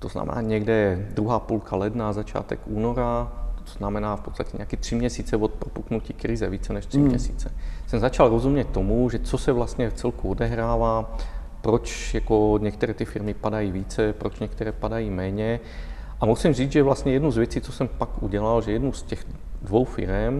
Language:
Czech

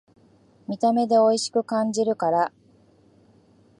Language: Japanese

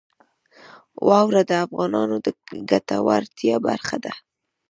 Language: Pashto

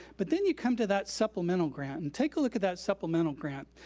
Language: English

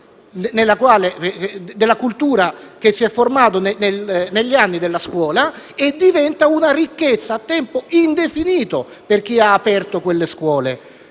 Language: Italian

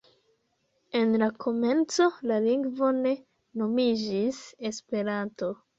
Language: Esperanto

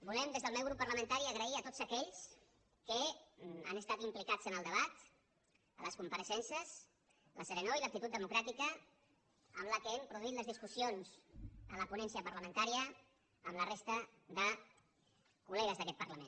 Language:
Catalan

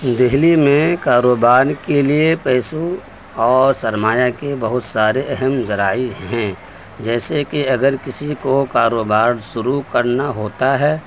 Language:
Urdu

